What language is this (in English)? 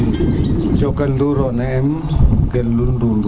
Serer